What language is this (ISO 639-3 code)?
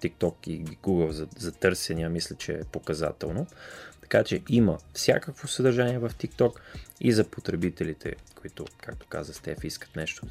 bul